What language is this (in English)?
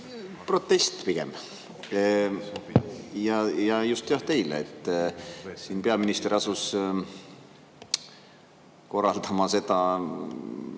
Estonian